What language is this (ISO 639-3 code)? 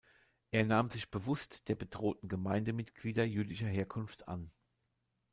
deu